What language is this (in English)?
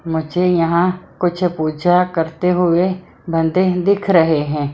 Hindi